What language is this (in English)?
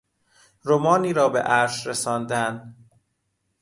Persian